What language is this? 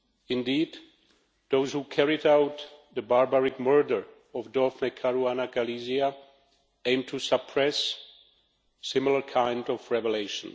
English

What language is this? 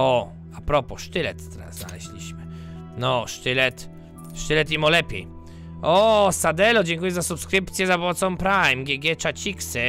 Polish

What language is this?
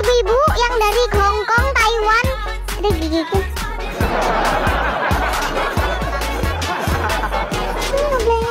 Indonesian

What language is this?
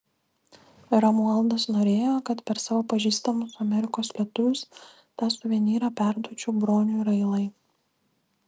Lithuanian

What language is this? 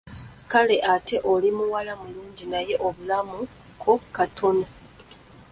Ganda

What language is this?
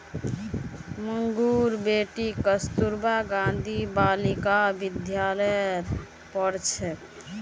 Magahi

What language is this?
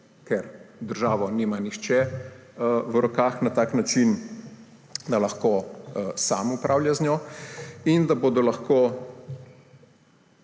Slovenian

